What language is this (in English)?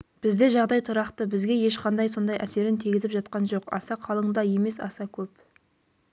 Kazakh